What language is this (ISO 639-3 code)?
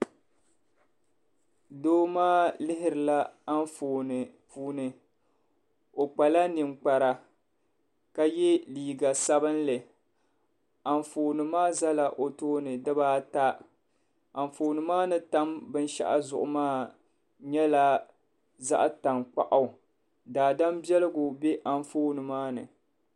dag